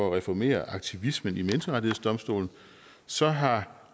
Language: Danish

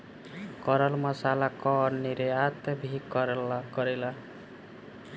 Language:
Bhojpuri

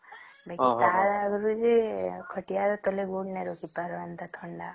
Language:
Odia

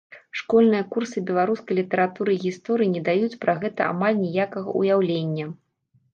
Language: Belarusian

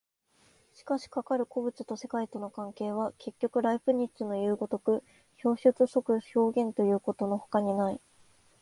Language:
Japanese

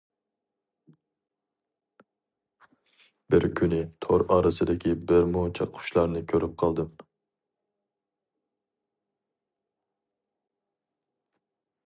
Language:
Uyghur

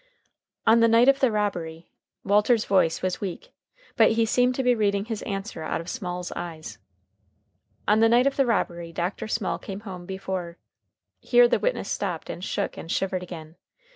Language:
English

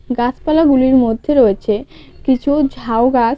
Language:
Bangla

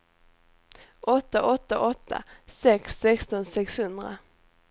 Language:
Swedish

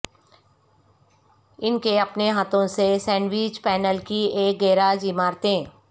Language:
Urdu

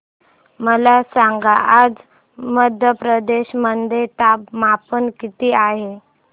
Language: Marathi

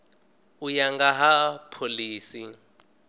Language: Venda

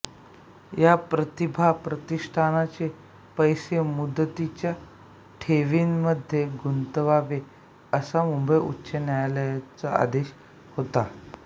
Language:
Marathi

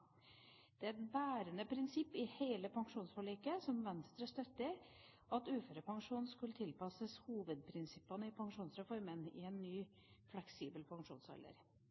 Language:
Norwegian Bokmål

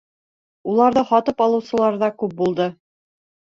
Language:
Bashkir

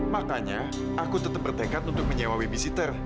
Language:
Indonesian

